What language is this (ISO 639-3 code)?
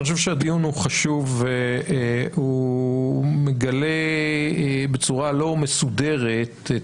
heb